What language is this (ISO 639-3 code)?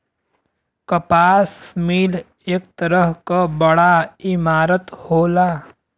bho